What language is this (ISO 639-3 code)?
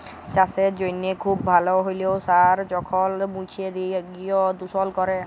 ben